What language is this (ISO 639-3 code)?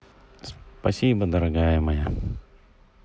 rus